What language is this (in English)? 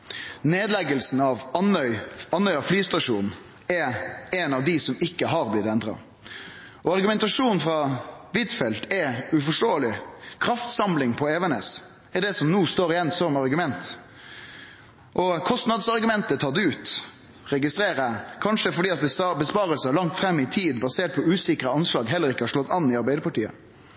Norwegian Nynorsk